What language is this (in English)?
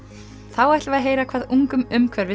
Icelandic